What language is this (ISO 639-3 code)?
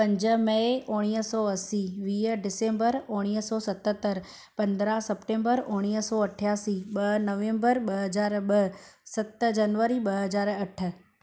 snd